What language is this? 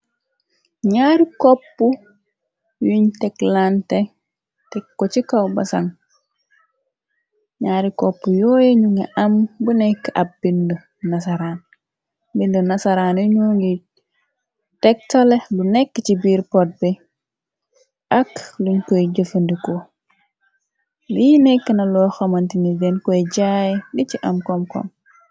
Wolof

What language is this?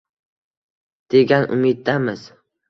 Uzbek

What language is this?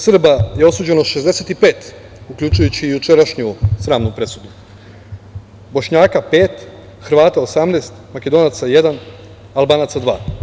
Serbian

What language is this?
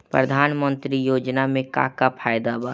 Bhojpuri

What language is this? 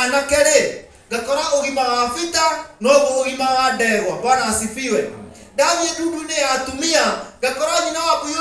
Indonesian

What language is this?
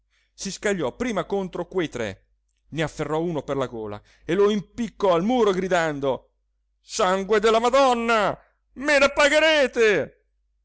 Italian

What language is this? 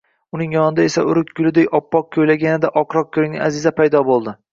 Uzbek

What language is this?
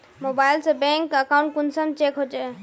Magahi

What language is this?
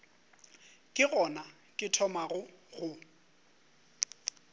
Northern Sotho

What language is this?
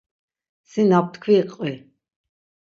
Laz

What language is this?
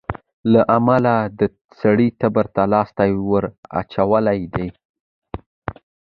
Pashto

